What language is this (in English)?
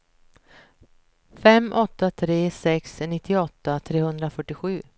Swedish